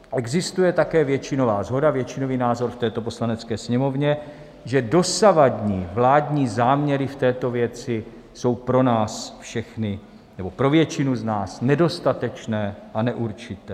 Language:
Czech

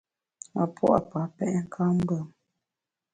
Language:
Bamun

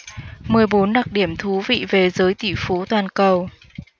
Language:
Vietnamese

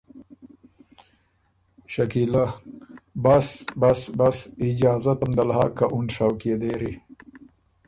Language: Ormuri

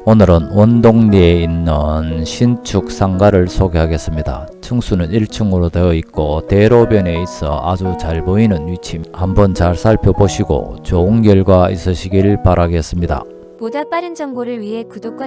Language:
Korean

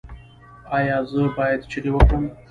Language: Pashto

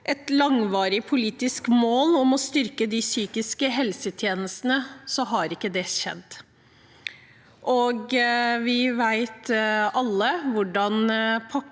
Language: Norwegian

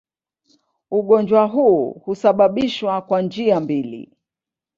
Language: Swahili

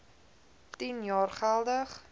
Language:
Afrikaans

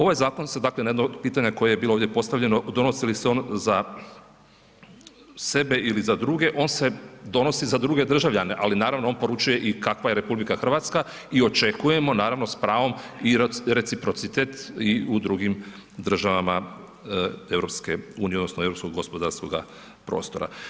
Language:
Croatian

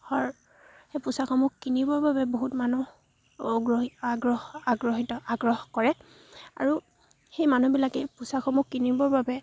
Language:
Assamese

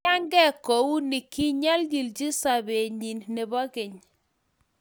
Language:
Kalenjin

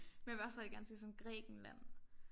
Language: Danish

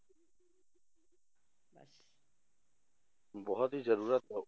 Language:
Punjabi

